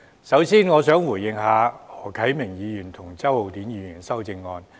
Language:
Cantonese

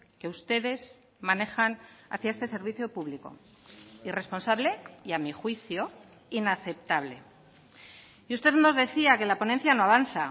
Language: Spanish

